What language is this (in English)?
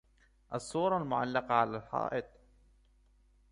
Arabic